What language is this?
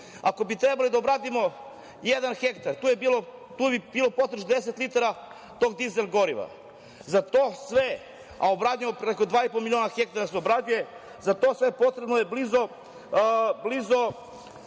Serbian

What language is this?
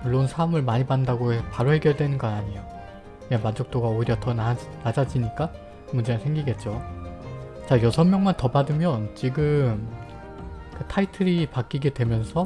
Korean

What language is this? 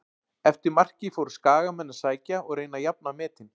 Icelandic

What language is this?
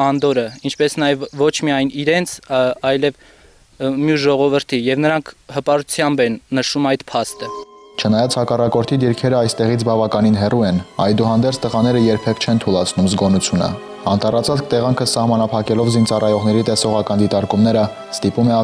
Romanian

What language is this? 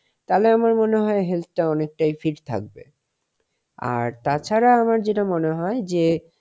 Bangla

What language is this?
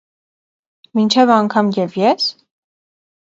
Armenian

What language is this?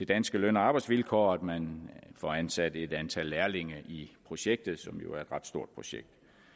Danish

